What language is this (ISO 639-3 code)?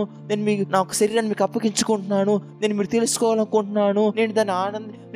tel